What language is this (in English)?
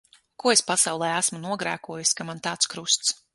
Latvian